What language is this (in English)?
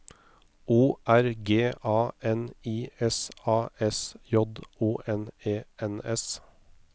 Norwegian